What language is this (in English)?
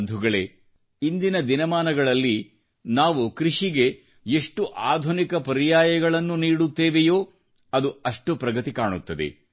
Kannada